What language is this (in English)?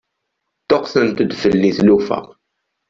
Kabyle